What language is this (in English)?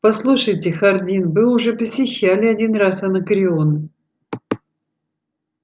Russian